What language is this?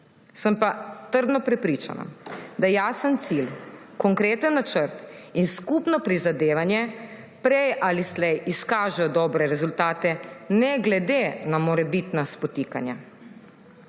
Slovenian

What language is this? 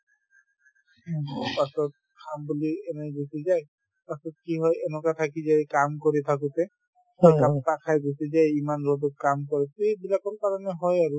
Assamese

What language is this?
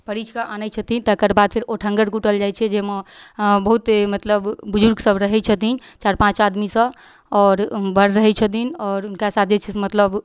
Maithili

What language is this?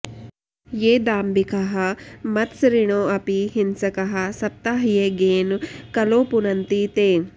Sanskrit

